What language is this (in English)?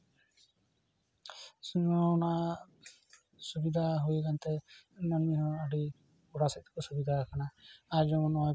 Santali